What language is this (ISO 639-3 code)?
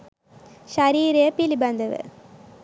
sin